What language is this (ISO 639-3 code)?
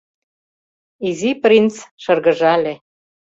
chm